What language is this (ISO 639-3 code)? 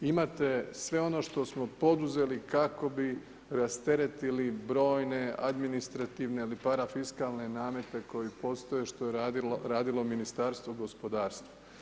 hrv